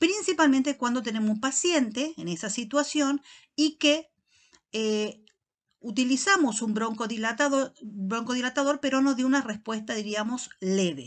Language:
Spanish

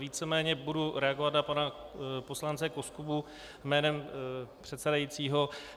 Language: Czech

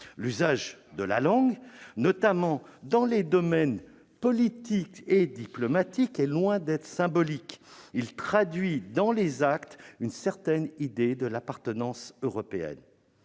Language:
French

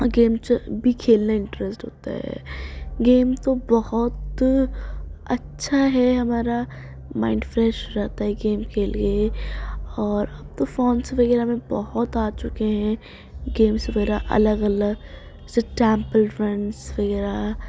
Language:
Urdu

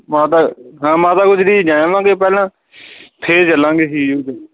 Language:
Punjabi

